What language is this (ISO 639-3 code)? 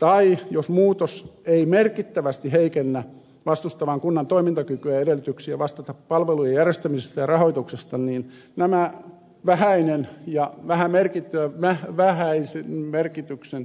fin